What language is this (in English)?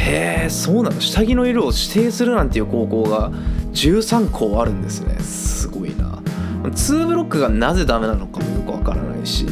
Japanese